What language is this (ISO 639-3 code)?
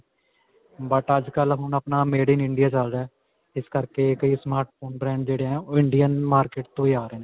pan